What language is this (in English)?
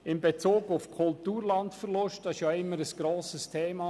Swiss German